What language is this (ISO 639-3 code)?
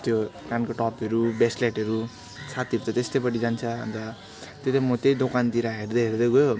nep